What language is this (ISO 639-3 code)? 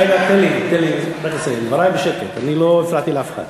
heb